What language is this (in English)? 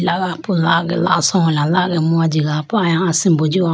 Idu-Mishmi